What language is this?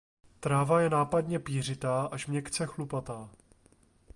Czech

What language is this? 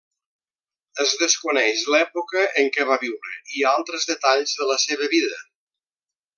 Catalan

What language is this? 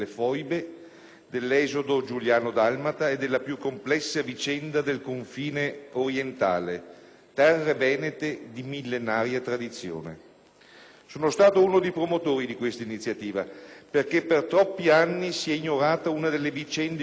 Italian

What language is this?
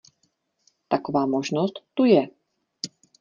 Czech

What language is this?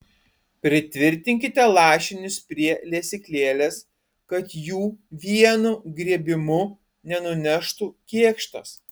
Lithuanian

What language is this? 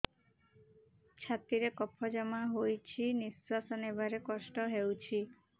Odia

